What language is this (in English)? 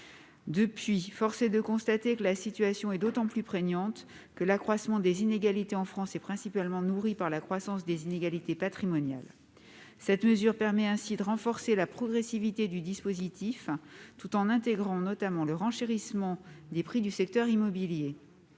French